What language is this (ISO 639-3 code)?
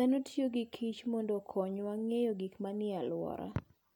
luo